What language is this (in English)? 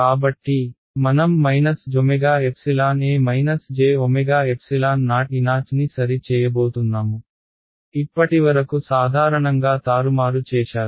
Telugu